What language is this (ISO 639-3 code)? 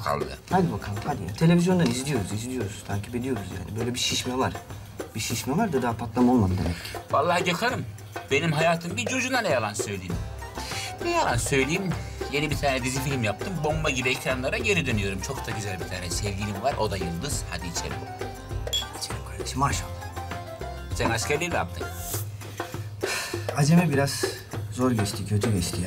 tur